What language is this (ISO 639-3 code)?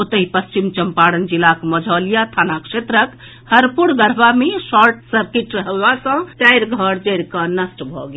mai